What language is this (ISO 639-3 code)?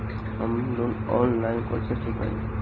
bho